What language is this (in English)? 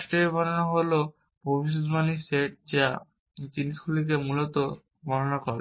Bangla